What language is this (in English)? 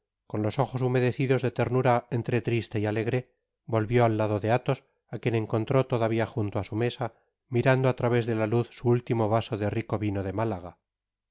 Spanish